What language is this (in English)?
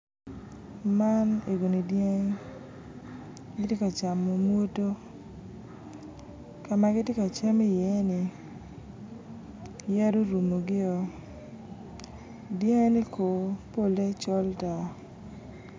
Acoli